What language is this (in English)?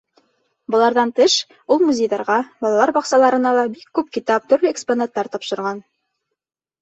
Bashkir